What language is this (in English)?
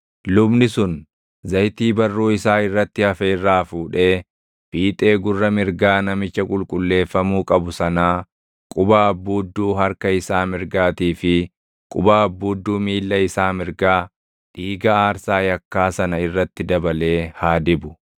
Oromo